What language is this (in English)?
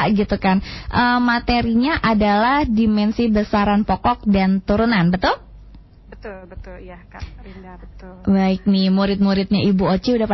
Indonesian